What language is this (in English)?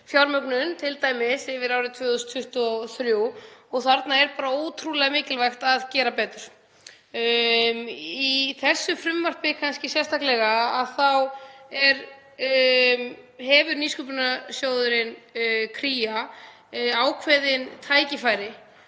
Icelandic